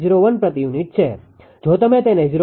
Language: Gujarati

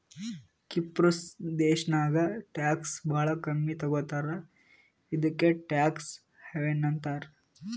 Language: Kannada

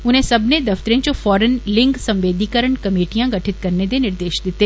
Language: Dogri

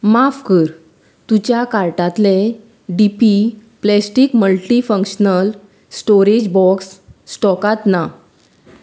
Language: Konkani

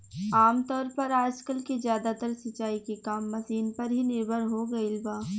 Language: Bhojpuri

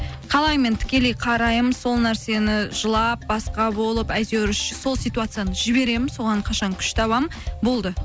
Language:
Kazakh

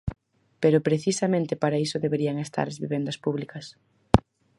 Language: Galician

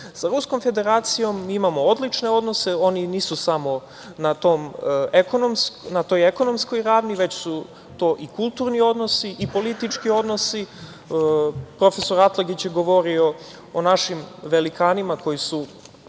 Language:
Serbian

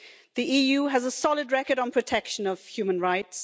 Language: English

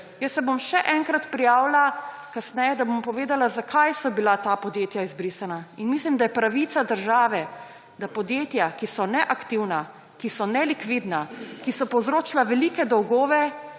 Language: Slovenian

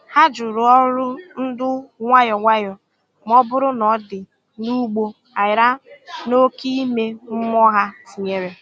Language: Igbo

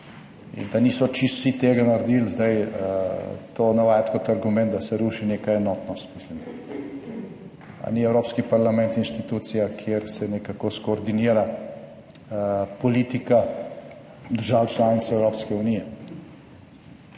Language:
Slovenian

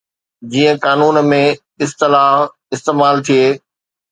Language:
Sindhi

